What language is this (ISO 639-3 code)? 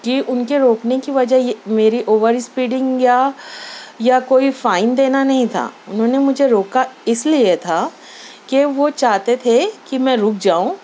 urd